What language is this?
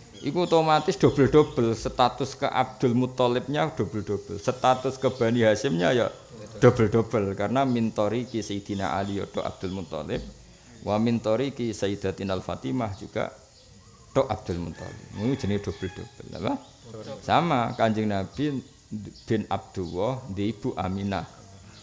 Indonesian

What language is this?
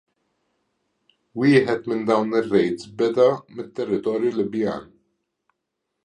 Maltese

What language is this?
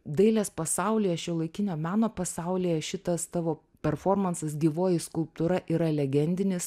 Lithuanian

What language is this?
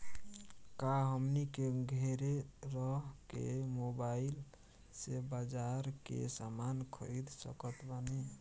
Bhojpuri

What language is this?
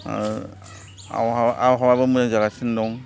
Bodo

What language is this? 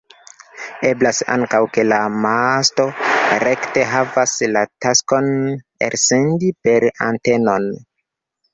Esperanto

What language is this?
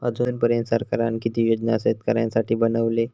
Marathi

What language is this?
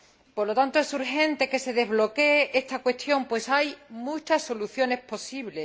Spanish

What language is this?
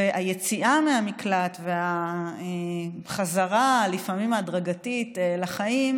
Hebrew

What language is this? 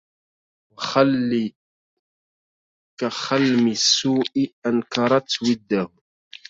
Arabic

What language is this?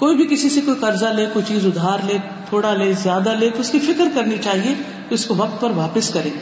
Urdu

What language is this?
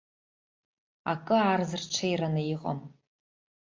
Abkhazian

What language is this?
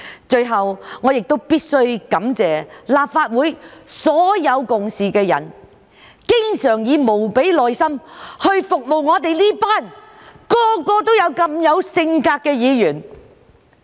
Cantonese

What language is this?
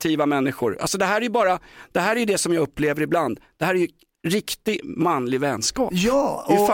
Swedish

